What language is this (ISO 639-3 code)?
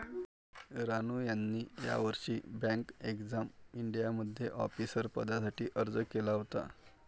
mar